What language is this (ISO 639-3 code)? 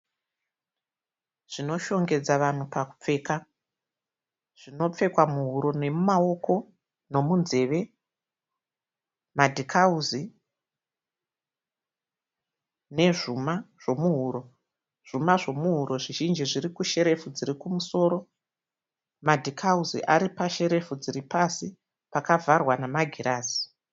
sna